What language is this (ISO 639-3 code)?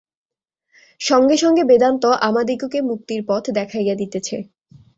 ben